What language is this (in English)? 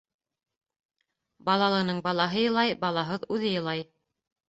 Bashkir